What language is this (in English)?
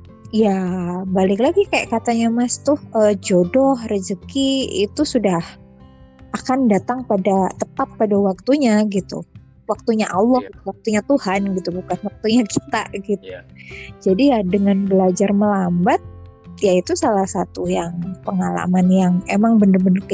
Indonesian